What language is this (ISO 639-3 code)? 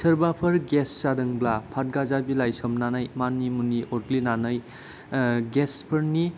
brx